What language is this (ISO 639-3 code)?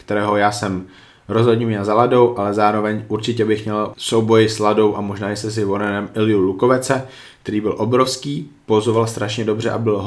ces